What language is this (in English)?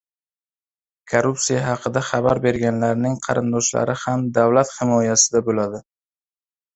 Uzbek